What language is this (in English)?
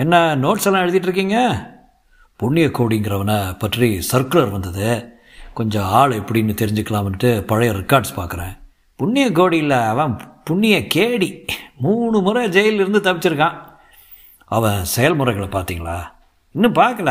Tamil